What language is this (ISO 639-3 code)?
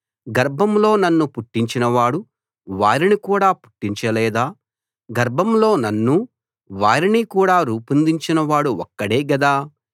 tel